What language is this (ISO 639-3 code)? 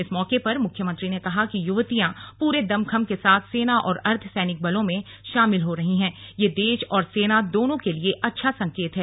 hin